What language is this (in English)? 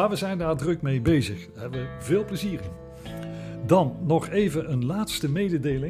Dutch